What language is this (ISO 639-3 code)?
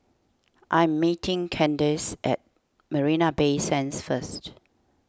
eng